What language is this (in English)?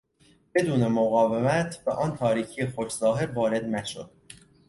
Persian